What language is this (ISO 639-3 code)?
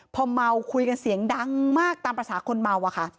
tha